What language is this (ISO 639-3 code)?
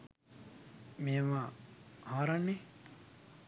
sin